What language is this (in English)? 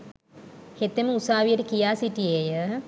Sinhala